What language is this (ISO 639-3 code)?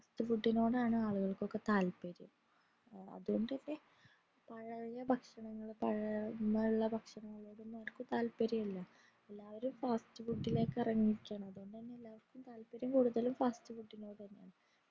mal